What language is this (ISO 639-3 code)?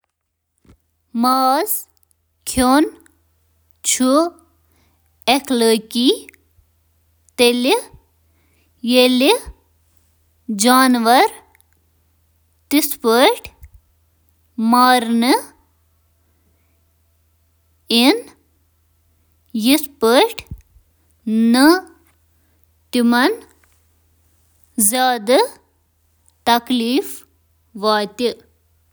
kas